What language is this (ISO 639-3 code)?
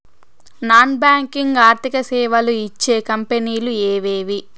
tel